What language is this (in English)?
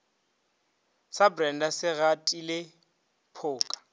Northern Sotho